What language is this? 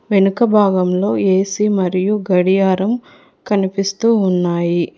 Telugu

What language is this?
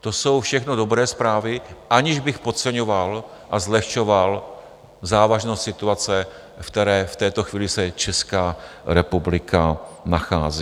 Czech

